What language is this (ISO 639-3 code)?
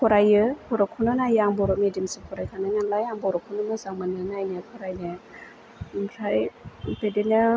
brx